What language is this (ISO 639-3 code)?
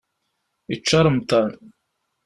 kab